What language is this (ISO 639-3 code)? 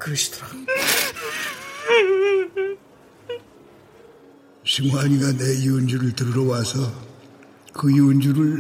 kor